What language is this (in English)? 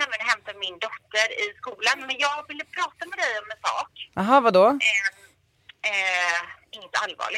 Swedish